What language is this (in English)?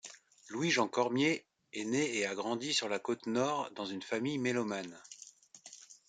French